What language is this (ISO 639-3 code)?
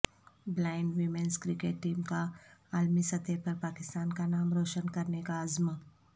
urd